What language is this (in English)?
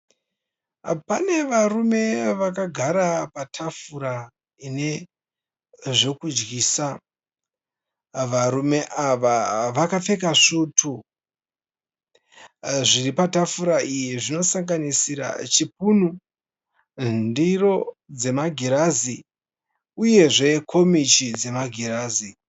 Shona